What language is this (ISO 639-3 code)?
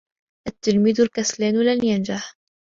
ara